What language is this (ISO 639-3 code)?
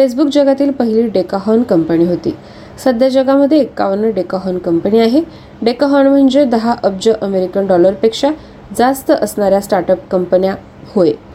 mar